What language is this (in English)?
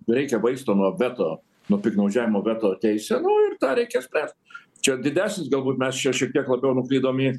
Lithuanian